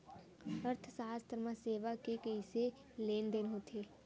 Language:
Chhattisgarhi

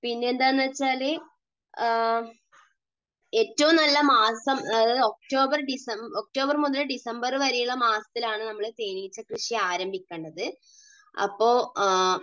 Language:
Malayalam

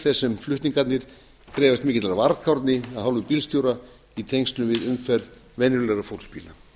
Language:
Icelandic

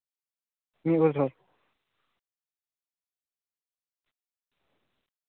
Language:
Santali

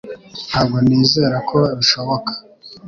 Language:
Kinyarwanda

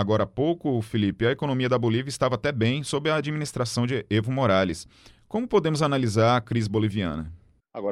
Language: Portuguese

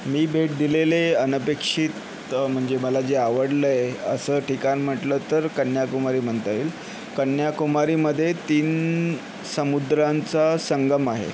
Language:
Marathi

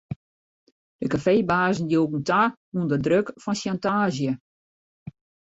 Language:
Western Frisian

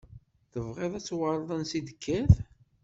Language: Kabyle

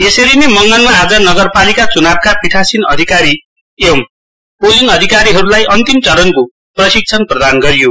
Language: Nepali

